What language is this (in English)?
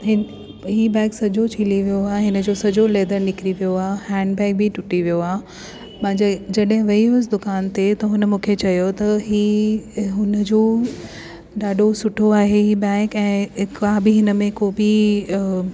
Sindhi